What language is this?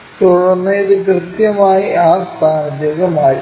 Malayalam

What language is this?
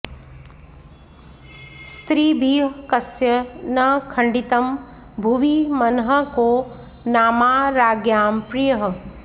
Sanskrit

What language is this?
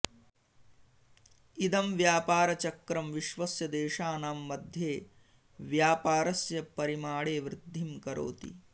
Sanskrit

